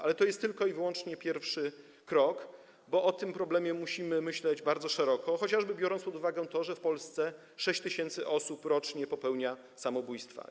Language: Polish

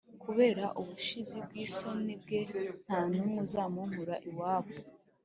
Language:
Kinyarwanda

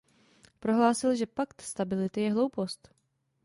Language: Czech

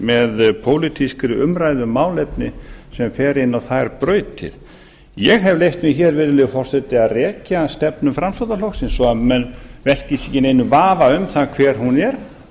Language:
Icelandic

